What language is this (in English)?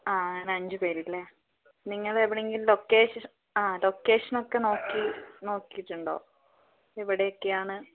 Malayalam